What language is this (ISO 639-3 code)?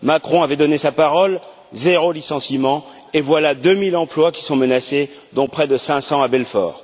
fra